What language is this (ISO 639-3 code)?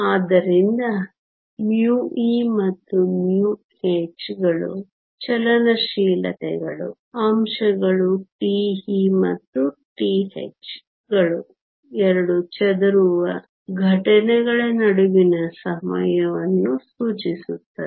kan